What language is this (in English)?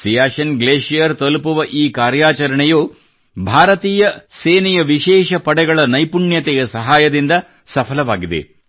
Kannada